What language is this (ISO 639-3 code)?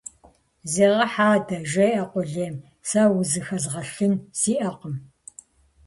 kbd